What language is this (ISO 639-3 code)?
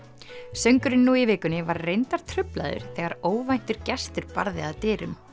isl